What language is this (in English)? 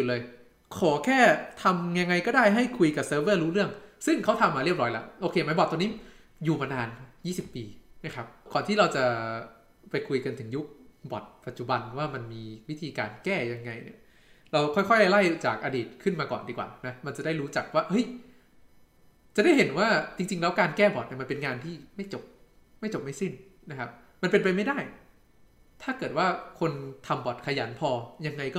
Thai